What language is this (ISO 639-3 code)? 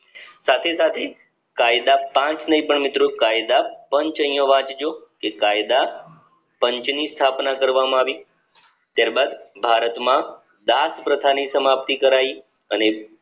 guj